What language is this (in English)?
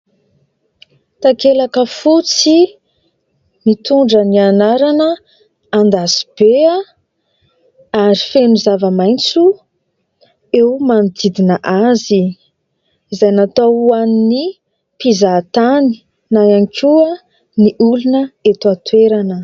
Malagasy